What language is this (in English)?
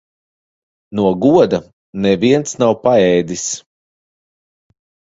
Latvian